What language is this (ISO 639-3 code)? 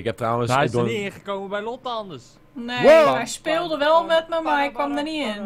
nld